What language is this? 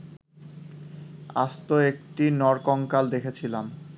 Bangla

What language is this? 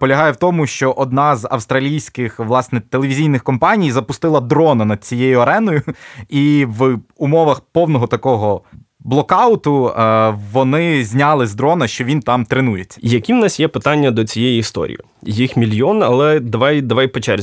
Ukrainian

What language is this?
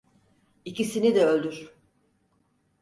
Turkish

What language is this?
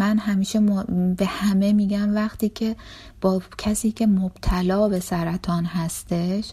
Persian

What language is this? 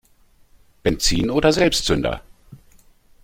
German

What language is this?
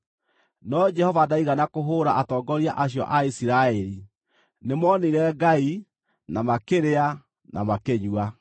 Kikuyu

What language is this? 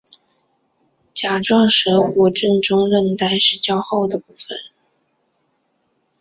Chinese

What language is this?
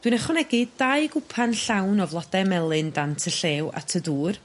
Welsh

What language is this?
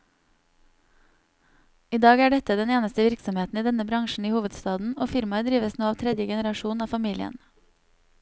Norwegian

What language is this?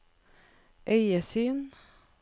Norwegian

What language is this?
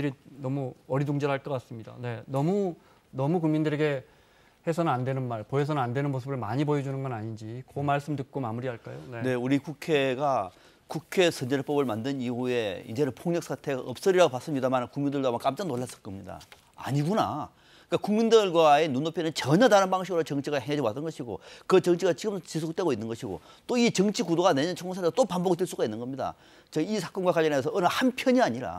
Korean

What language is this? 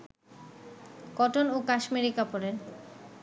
Bangla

